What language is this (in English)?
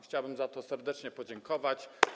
Polish